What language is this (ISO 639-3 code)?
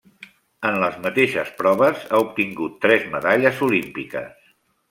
cat